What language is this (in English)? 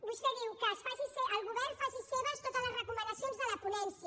Catalan